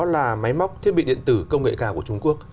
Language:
Vietnamese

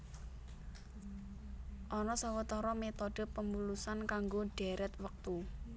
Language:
Javanese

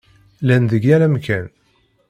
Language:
Kabyle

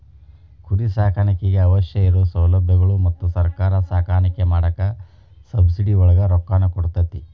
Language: Kannada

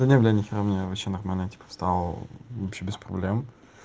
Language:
Russian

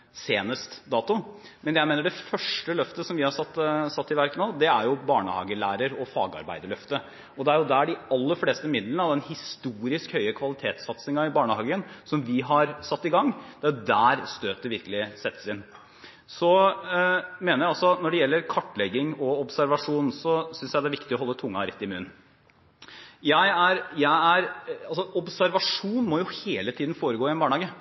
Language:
Norwegian Bokmål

